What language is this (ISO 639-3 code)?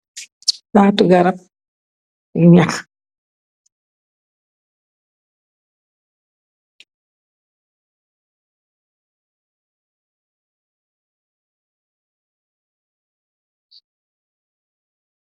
wol